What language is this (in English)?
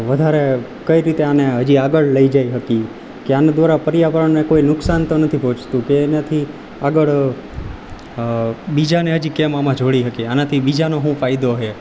Gujarati